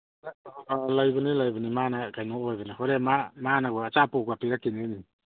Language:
Manipuri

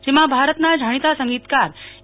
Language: Gujarati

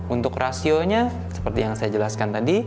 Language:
Indonesian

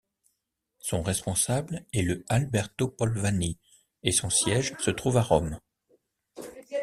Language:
French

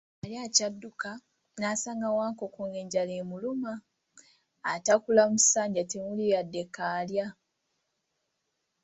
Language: Ganda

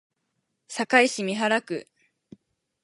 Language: Japanese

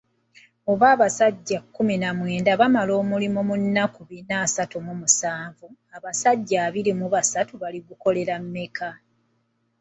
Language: Ganda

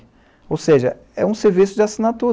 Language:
Portuguese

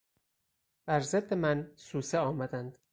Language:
Persian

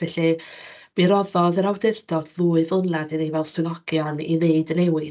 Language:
Welsh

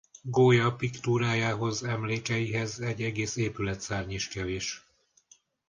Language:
Hungarian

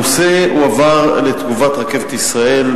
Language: Hebrew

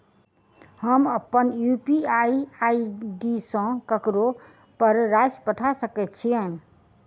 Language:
Maithili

